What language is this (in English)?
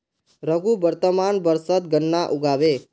Magahi